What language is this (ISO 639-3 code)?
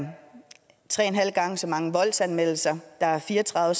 dan